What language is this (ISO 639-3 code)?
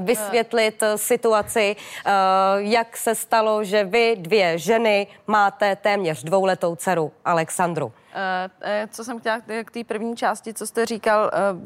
ces